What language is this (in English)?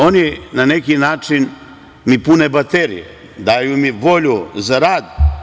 Serbian